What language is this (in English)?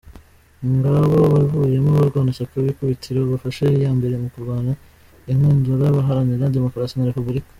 Kinyarwanda